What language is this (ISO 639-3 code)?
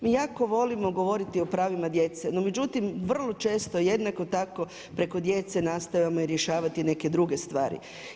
hrv